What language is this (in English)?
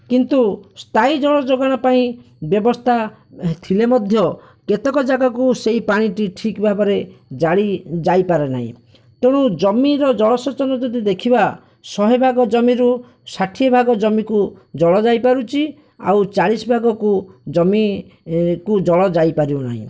Odia